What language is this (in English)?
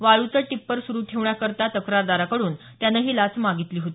Marathi